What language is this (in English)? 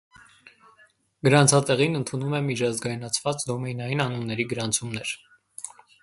Armenian